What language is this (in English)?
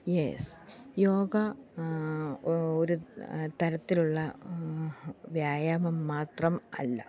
Malayalam